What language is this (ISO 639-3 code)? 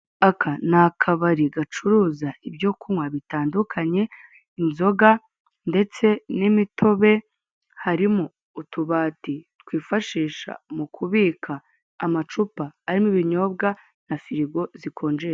kin